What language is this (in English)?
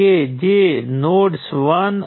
Gujarati